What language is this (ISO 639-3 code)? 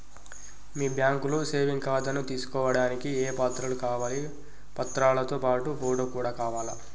tel